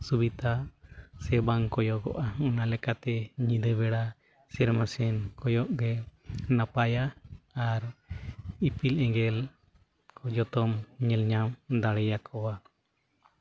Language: Santali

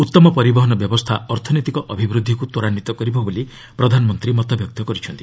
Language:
Odia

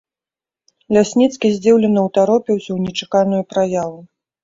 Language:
Belarusian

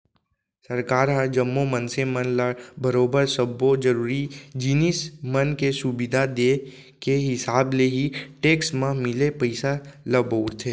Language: Chhattisgarhi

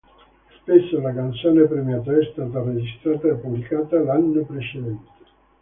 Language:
Italian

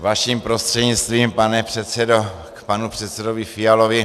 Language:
Czech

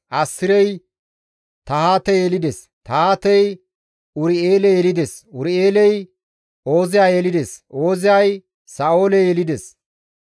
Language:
Gamo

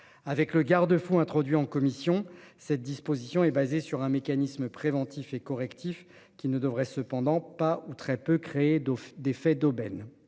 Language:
French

